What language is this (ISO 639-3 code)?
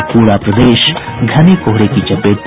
hin